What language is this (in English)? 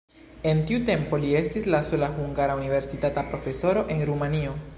Esperanto